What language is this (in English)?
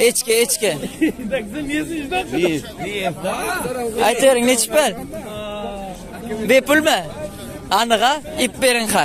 Turkish